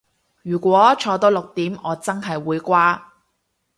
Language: Cantonese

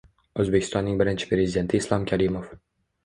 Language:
Uzbek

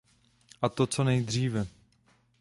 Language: Czech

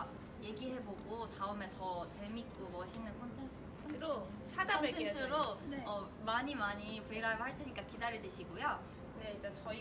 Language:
Korean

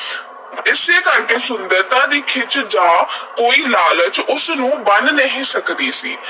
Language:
Punjabi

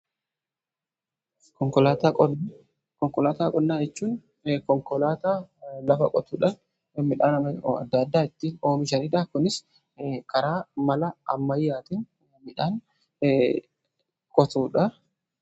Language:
Oromo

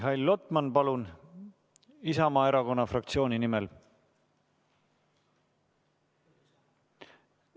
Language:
Estonian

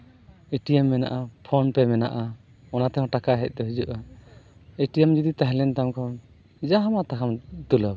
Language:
Santali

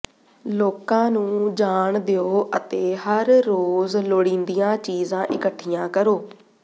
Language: Punjabi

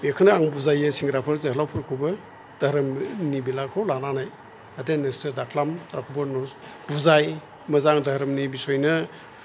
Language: Bodo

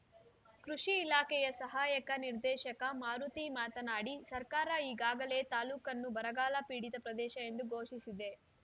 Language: Kannada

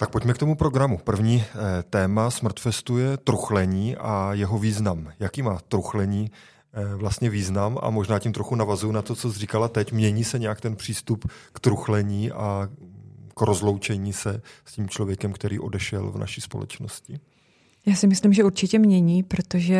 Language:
Czech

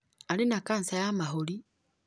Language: Kikuyu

